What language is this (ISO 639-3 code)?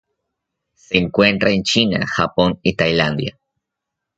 spa